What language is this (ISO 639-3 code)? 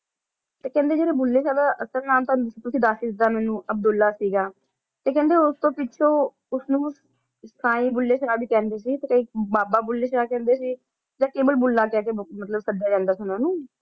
pan